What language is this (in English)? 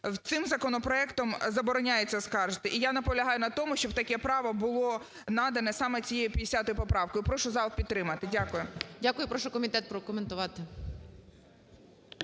Ukrainian